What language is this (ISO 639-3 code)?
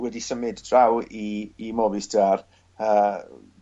cym